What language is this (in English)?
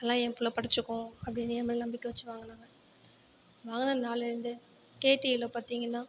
Tamil